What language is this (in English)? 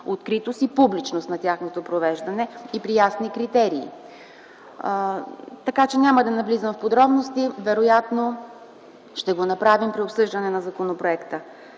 Bulgarian